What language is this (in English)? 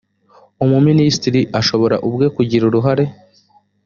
Kinyarwanda